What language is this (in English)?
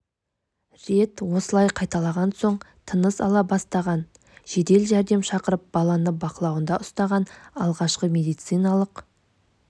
Kazakh